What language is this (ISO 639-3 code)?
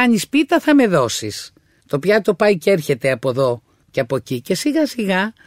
ell